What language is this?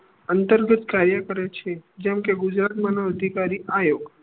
Gujarati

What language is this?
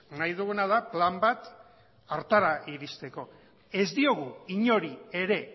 Basque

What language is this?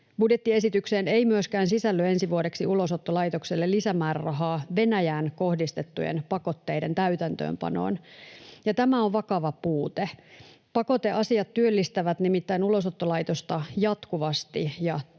Finnish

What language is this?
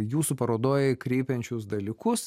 Lithuanian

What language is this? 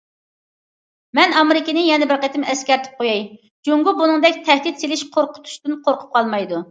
Uyghur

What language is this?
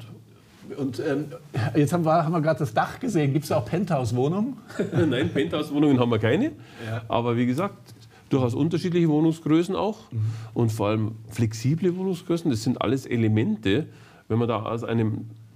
German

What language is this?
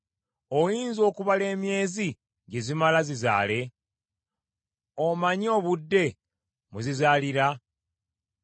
Ganda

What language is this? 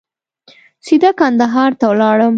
Pashto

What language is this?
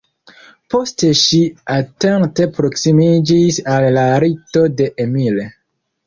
Esperanto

